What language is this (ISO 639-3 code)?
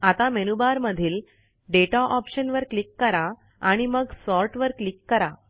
mar